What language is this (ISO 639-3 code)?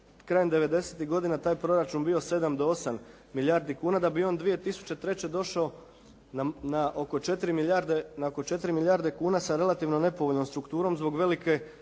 hrv